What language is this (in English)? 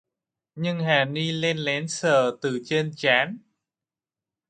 Vietnamese